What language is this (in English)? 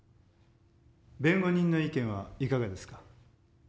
Japanese